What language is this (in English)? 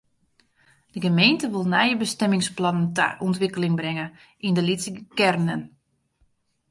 Western Frisian